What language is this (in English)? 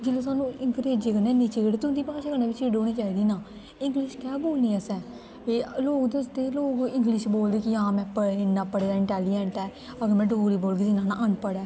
Dogri